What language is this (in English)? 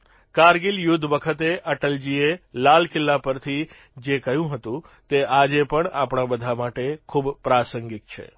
Gujarati